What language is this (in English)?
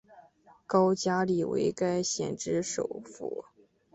Chinese